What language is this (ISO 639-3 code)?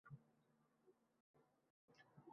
uzb